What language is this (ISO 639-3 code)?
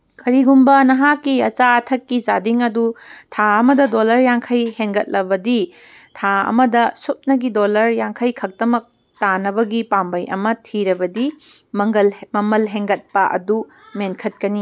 mni